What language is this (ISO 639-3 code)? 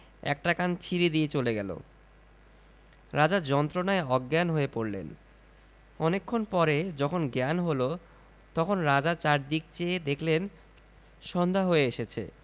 ben